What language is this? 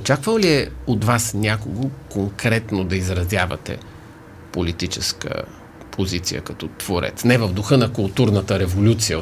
Bulgarian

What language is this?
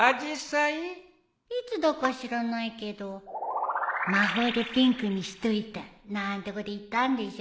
Japanese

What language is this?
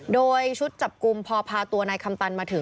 Thai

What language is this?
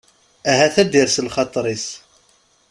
Kabyle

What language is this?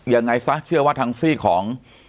Thai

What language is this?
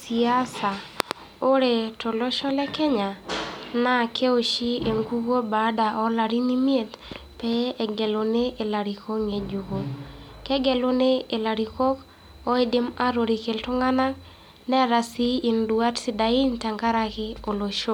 Masai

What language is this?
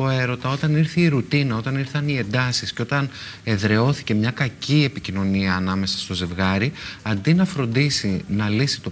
Greek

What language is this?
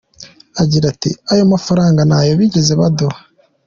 Kinyarwanda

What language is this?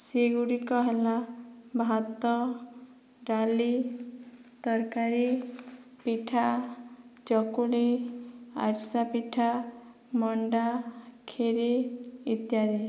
Odia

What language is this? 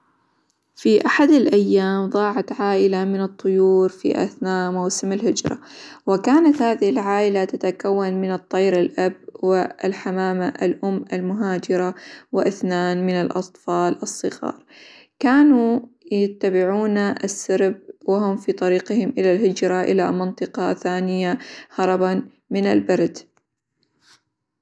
Hijazi Arabic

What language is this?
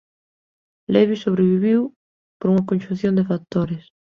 Galician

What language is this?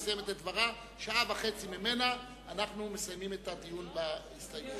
Hebrew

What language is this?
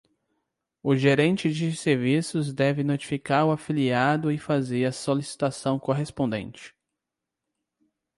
Portuguese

